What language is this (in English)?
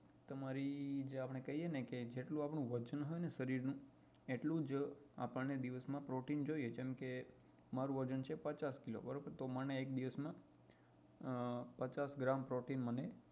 Gujarati